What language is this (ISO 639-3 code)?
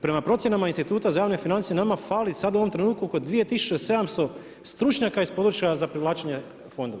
hrv